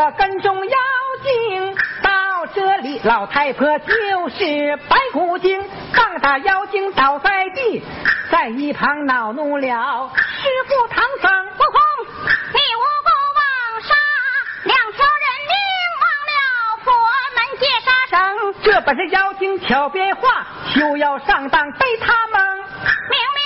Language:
Chinese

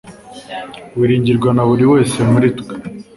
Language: Kinyarwanda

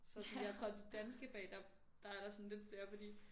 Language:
Danish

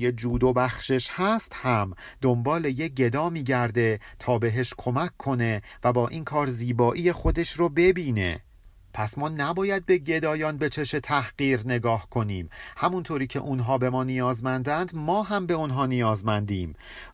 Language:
Persian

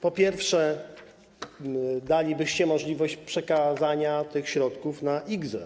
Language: Polish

